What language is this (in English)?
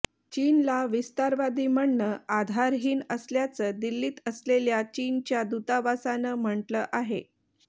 Marathi